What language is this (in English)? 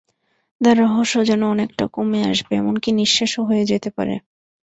Bangla